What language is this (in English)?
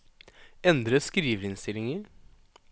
Norwegian